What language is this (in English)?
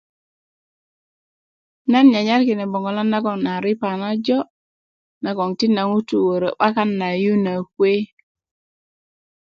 Kuku